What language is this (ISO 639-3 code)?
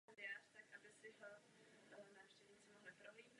ces